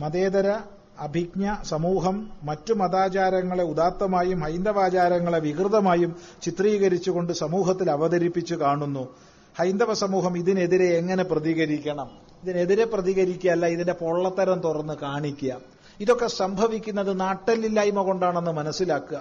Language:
Malayalam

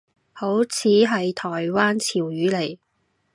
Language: Cantonese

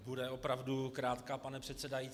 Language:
Czech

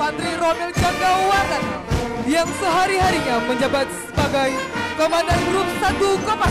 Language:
Indonesian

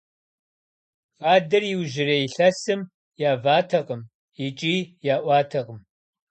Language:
Kabardian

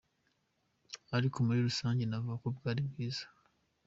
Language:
Kinyarwanda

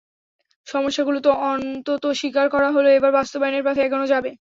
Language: Bangla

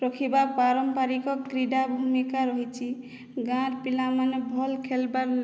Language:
Odia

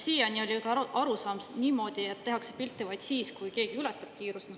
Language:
Estonian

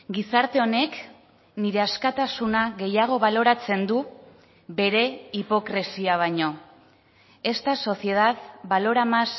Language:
Basque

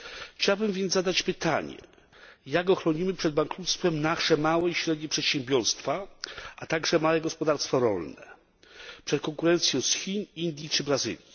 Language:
Polish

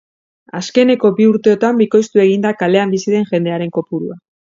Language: Basque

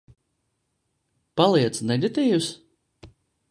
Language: Latvian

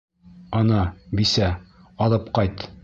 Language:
Bashkir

